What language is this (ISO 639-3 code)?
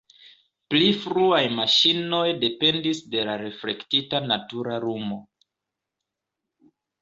epo